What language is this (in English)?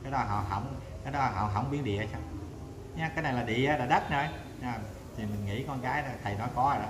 Vietnamese